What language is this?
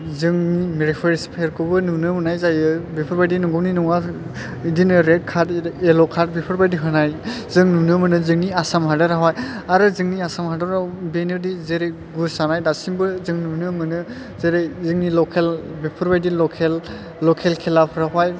Bodo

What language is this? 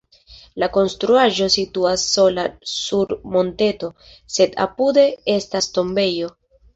Esperanto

